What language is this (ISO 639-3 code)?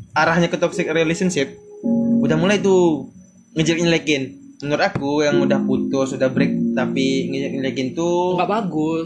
ind